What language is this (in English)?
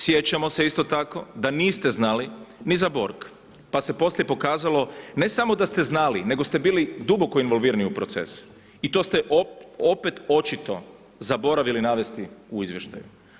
Croatian